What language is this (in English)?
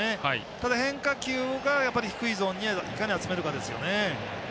Japanese